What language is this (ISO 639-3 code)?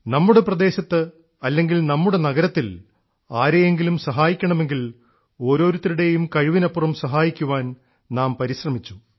mal